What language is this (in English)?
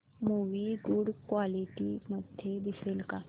Marathi